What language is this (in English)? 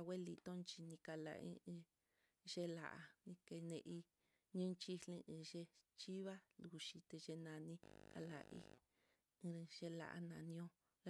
Mitlatongo Mixtec